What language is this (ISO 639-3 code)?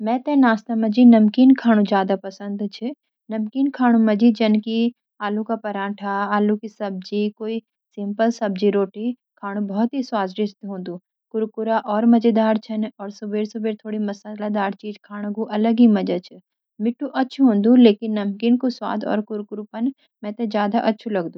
gbm